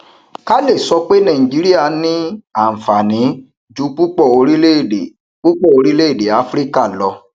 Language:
Yoruba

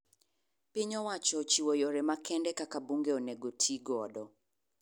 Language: Luo (Kenya and Tanzania)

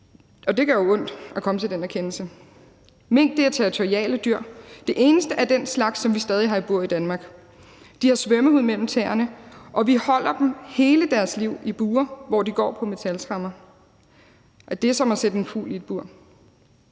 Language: Danish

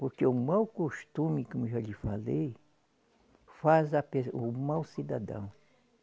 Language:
Portuguese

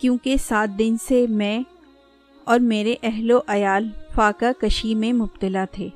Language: Urdu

